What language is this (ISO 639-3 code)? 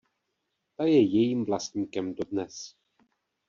ces